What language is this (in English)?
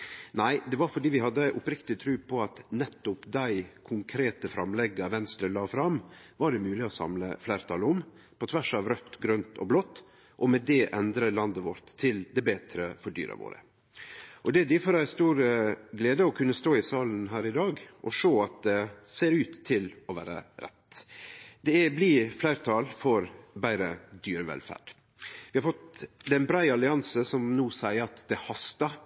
Norwegian Nynorsk